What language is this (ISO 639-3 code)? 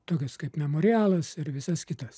lit